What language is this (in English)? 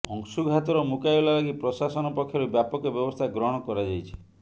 Odia